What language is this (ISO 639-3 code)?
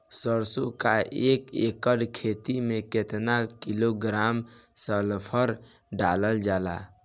bho